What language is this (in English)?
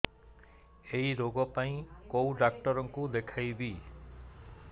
Odia